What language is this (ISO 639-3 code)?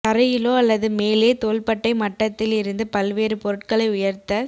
tam